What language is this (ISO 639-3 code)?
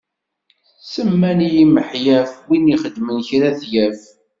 kab